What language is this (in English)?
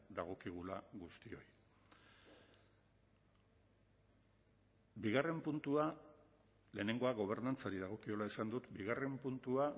Basque